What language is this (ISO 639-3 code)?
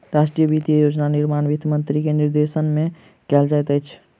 mai